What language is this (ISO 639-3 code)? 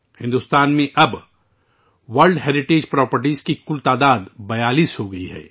urd